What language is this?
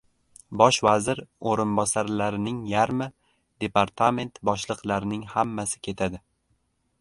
Uzbek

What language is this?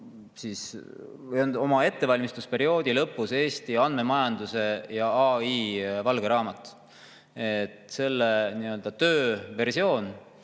Estonian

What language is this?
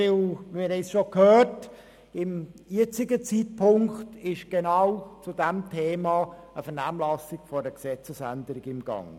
Swiss German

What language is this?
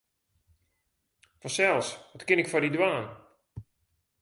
Western Frisian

